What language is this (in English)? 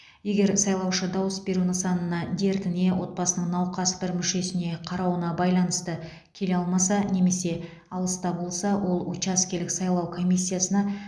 Kazakh